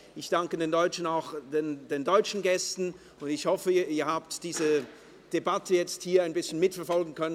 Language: Swiss German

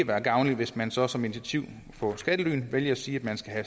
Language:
Danish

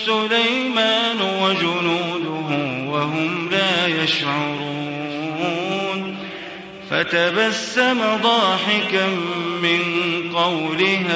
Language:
Arabic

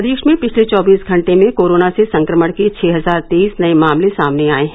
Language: Hindi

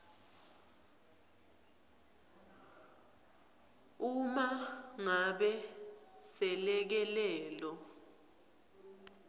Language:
Swati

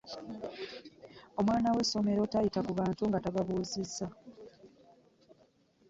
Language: Ganda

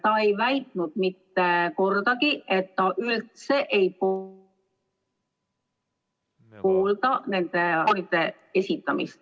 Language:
Estonian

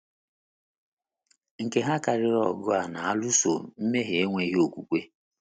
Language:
Igbo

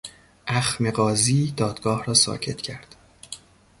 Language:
Persian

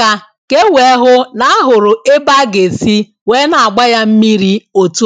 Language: Igbo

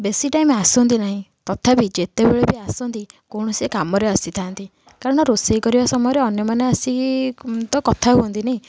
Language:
Odia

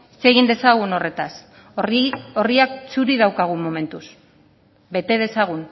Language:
Basque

